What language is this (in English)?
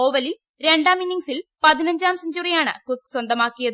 Malayalam